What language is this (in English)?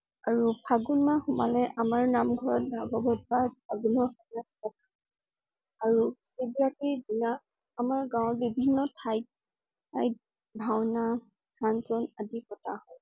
Assamese